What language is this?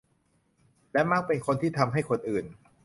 Thai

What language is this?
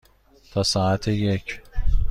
Persian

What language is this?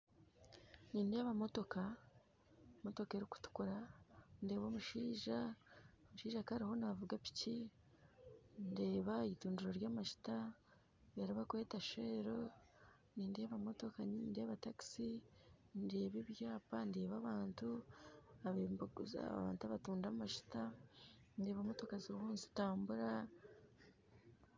Nyankole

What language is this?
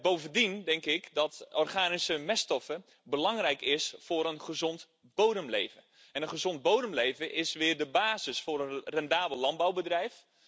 Dutch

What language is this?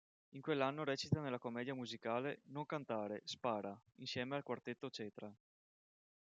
Italian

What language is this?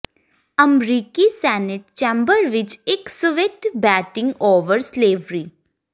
Punjabi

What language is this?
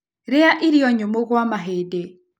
Kikuyu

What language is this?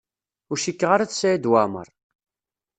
Kabyle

